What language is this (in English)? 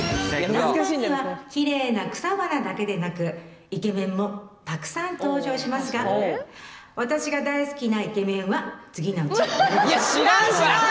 Japanese